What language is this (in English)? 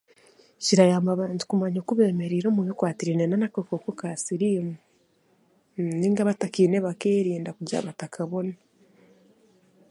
Chiga